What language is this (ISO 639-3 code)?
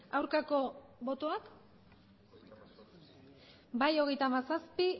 eus